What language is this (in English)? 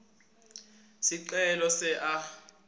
Swati